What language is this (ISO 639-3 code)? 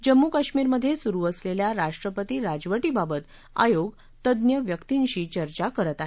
mar